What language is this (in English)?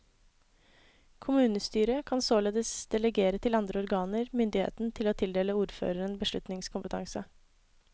Norwegian